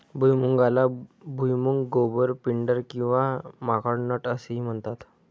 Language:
Marathi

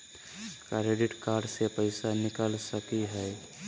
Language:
Magahi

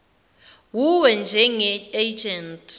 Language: Zulu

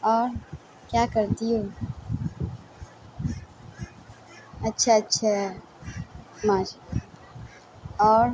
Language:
Urdu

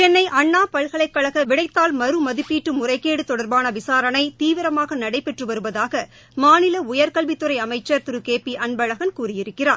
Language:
Tamil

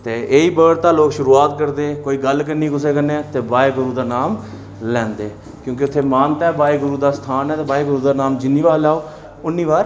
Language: Dogri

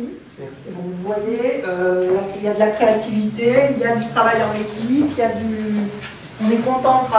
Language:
French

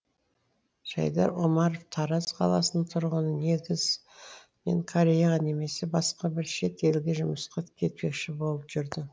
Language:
Kazakh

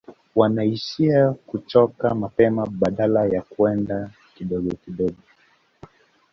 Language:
Swahili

